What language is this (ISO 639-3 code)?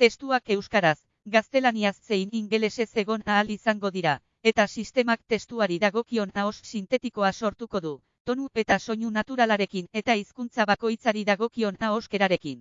spa